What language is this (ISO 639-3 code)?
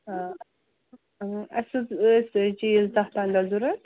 kas